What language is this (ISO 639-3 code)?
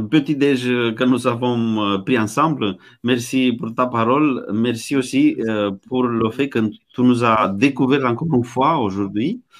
fra